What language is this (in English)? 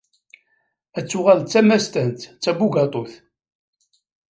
Kabyle